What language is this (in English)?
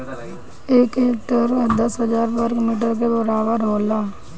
Bhojpuri